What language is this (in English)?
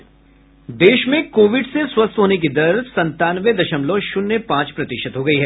Hindi